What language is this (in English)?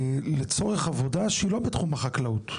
Hebrew